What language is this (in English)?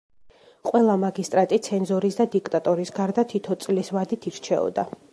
Georgian